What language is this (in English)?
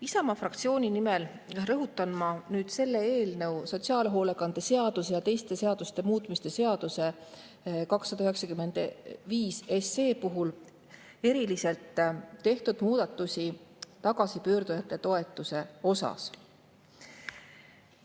Estonian